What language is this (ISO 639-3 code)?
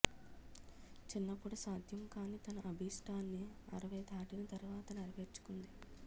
tel